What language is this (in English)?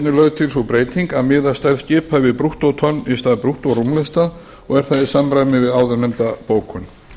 Icelandic